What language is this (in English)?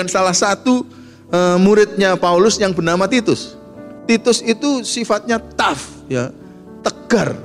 Indonesian